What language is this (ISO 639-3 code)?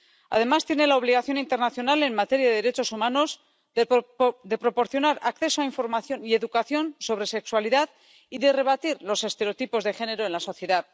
spa